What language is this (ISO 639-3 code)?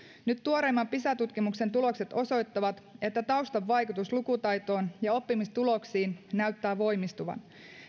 fin